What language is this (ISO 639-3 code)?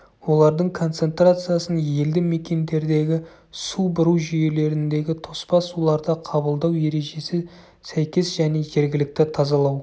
kaz